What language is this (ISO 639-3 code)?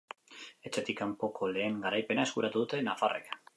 eus